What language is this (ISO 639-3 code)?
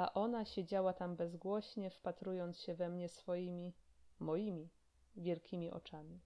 pol